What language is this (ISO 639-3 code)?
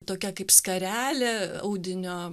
lit